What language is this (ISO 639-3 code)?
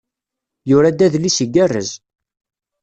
kab